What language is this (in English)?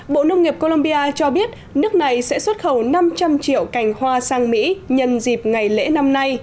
Vietnamese